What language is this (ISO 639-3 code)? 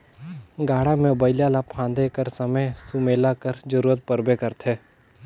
hne